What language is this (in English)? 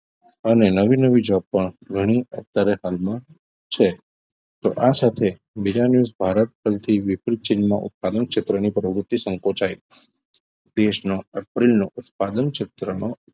Gujarati